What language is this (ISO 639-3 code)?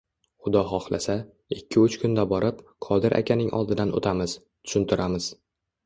uzb